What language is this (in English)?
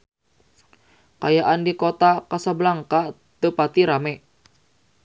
Sundanese